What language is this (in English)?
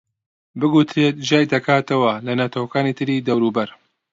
Central Kurdish